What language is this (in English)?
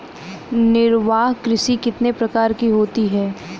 Hindi